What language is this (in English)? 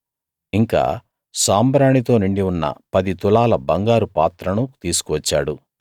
Telugu